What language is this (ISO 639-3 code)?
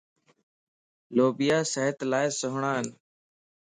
lss